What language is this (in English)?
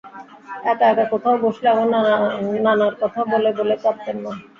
Bangla